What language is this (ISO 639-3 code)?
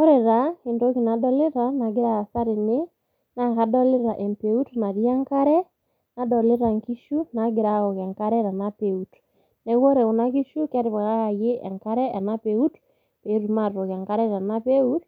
mas